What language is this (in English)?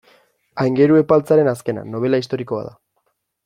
Basque